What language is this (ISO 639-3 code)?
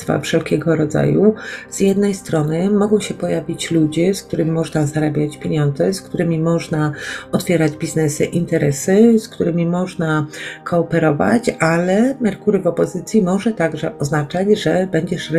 pol